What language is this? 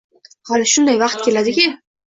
Uzbek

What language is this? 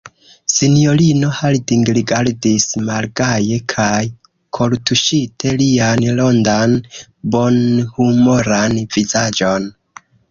Esperanto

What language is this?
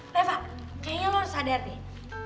Indonesian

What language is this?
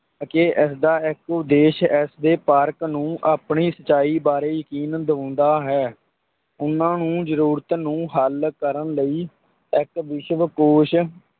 Punjabi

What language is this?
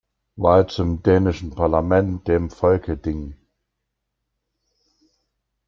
German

